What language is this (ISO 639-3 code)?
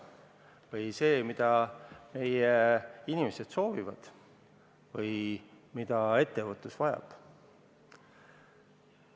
est